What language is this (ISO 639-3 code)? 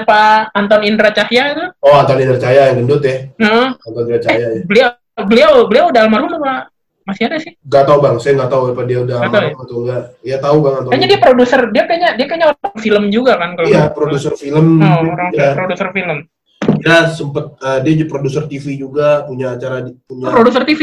ind